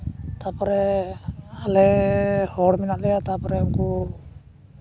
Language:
Santali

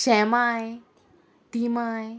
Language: Konkani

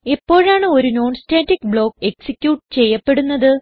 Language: Malayalam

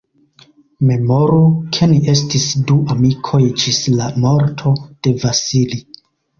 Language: Esperanto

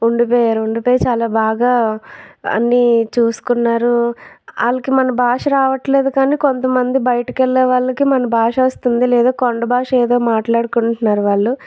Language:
Telugu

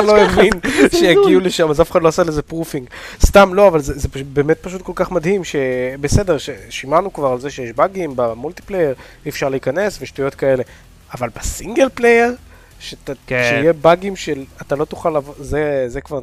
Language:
Hebrew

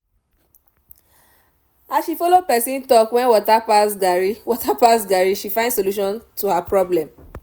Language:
Nigerian Pidgin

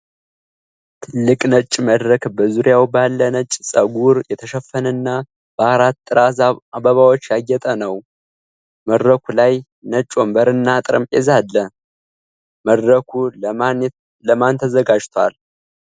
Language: Amharic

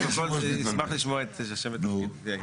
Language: Hebrew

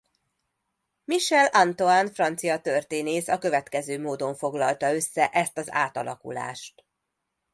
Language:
Hungarian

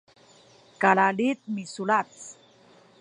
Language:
Sakizaya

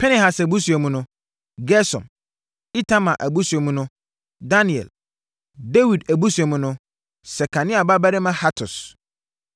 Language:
Akan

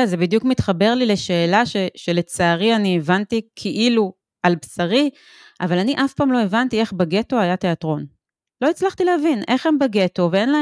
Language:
Hebrew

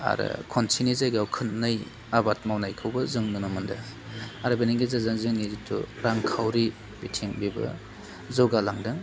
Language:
Bodo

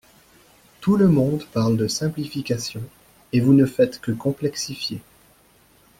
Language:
French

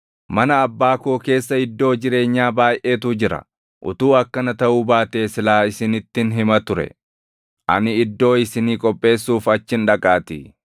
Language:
Oromo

